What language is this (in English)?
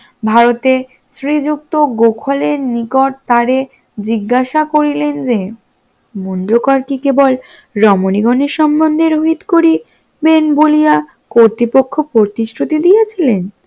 Bangla